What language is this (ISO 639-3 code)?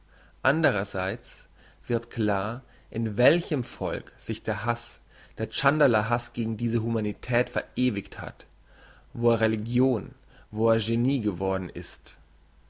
deu